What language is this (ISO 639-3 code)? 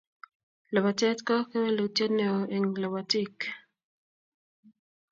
kln